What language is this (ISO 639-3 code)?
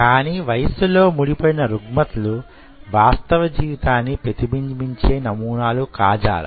tel